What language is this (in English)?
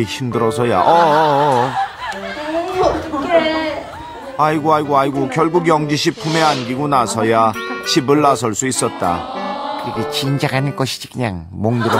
Korean